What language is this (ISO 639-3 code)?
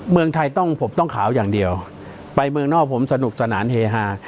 tha